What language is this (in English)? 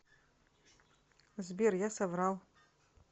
Russian